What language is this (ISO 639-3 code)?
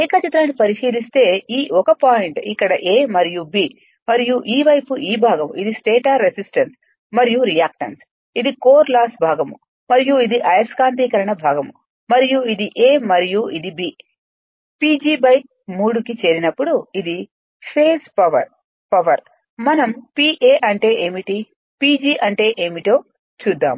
tel